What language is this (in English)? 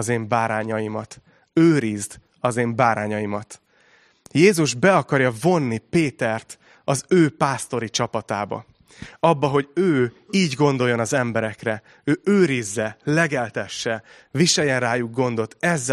Hungarian